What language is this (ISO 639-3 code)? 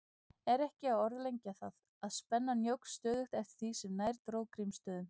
isl